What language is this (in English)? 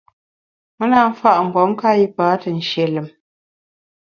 Bamun